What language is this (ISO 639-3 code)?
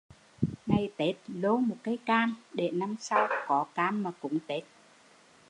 vie